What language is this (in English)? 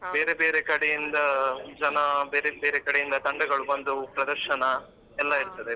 Kannada